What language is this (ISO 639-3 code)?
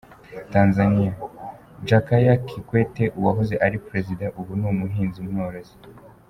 kin